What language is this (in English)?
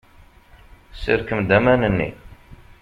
Kabyle